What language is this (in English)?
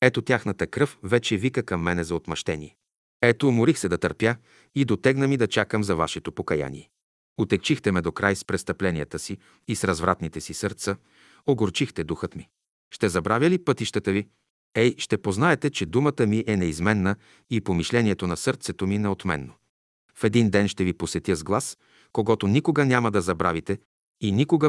Bulgarian